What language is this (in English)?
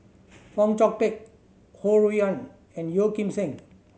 English